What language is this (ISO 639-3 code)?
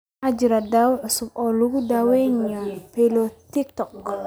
som